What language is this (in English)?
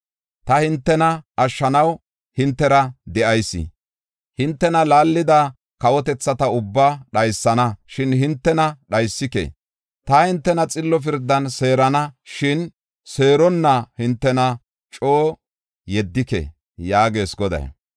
Gofa